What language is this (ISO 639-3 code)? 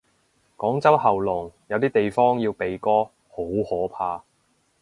yue